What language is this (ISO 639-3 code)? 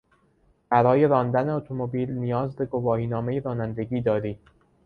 fas